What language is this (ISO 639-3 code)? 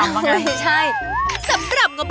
tha